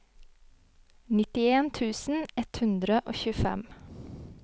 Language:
Norwegian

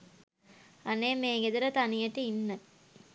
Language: Sinhala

